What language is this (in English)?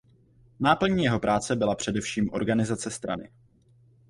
Czech